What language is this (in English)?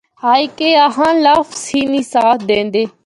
Northern Hindko